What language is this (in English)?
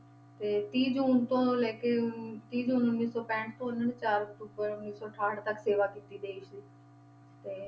Punjabi